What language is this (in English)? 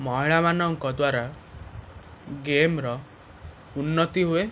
Odia